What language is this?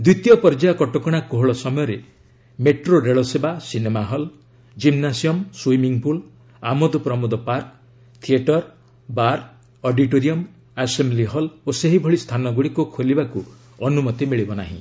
Odia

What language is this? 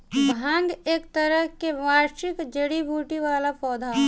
Bhojpuri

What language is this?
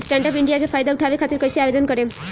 Bhojpuri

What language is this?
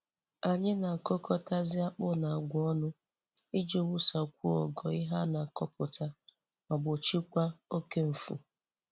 Igbo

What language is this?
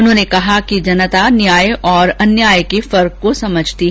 Hindi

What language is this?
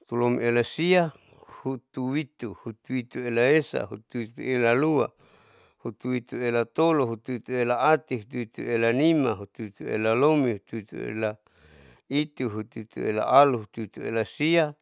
Saleman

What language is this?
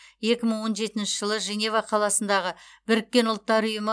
Kazakh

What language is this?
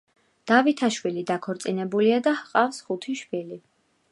Georgian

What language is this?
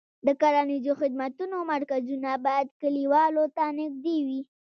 Pashto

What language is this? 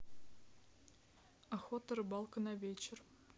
Russian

